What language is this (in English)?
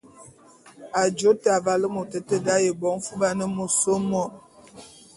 Bulu